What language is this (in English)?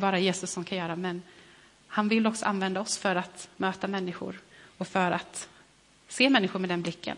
Swedish